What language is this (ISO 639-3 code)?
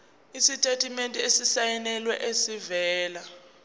zul